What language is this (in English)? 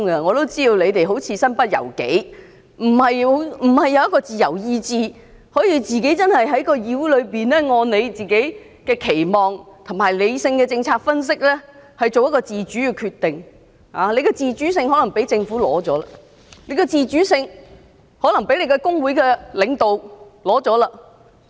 Cantonese